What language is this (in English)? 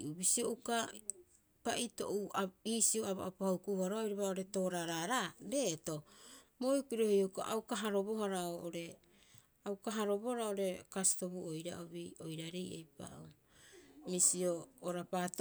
Rapoisi